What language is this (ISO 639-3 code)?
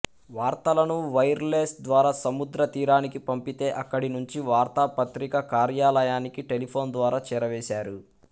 tel